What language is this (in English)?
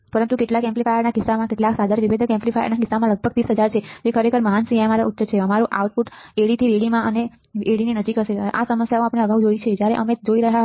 Gujarati